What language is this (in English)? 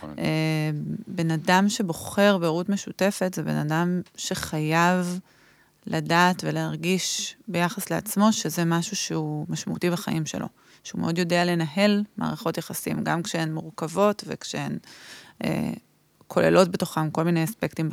Hebrew